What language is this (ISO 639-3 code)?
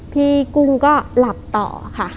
tha